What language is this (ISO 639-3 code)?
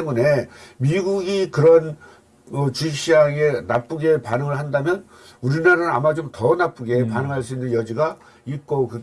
kor